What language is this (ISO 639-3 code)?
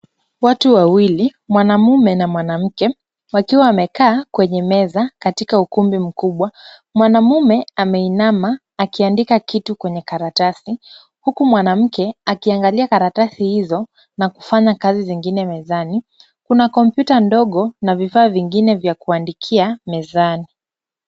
swa